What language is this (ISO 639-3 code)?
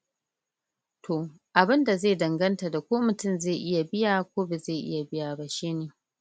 hau